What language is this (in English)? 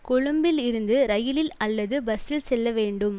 Tamil